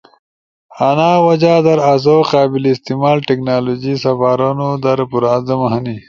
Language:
Ushojo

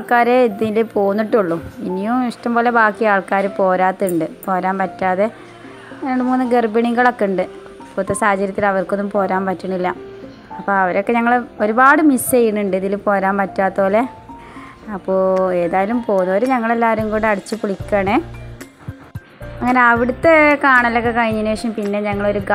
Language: Arabic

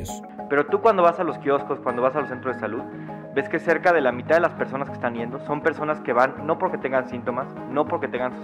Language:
Spanish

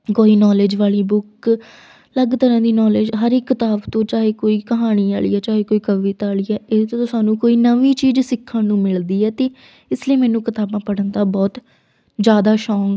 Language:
Punjabi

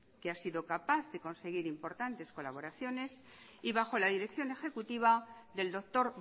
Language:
Spanish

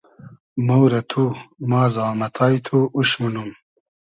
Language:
Hazaragi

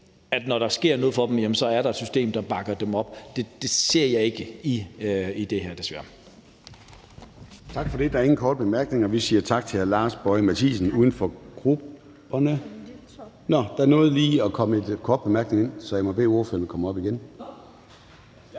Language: Danish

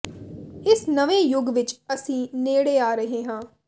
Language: Punjabi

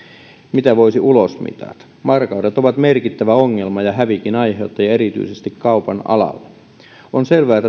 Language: Finnish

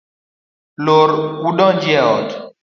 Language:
Luo (Kenya and Tanzania)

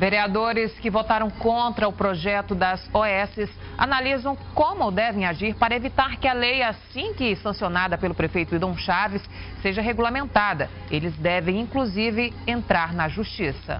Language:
Portuguese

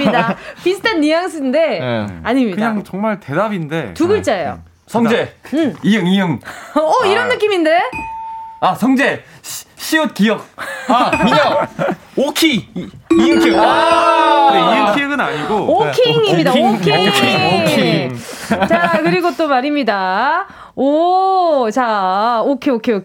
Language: Korean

